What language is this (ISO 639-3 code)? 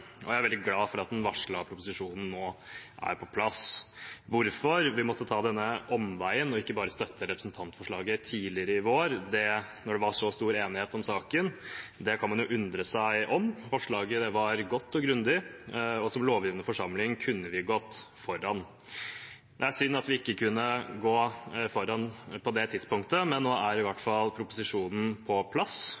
nob